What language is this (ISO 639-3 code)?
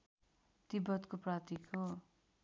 nep